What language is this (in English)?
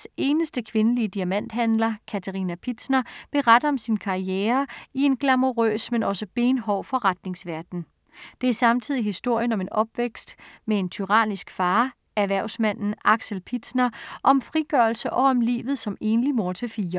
Danish